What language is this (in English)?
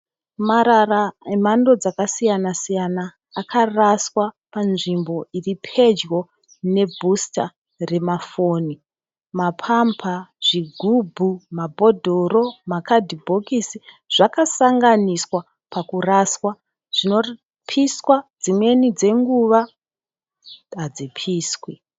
Shona